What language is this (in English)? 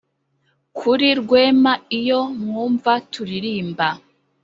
Kinyarwanda